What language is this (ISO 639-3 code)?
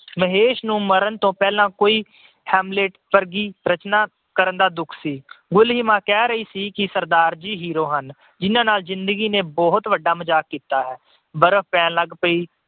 pan